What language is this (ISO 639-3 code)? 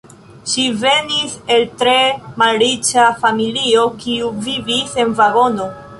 epo